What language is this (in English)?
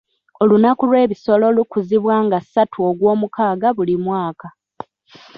Ganda